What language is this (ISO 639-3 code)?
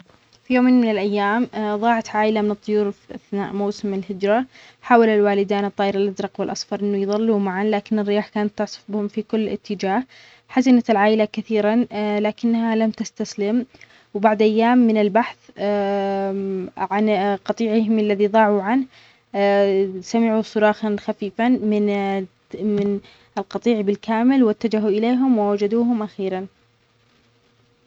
acx